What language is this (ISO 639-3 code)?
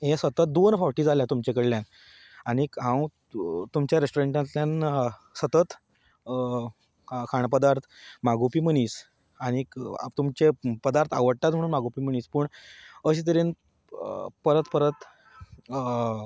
kok